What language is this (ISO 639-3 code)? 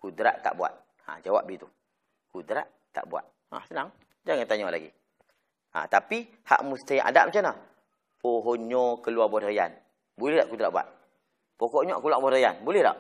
msa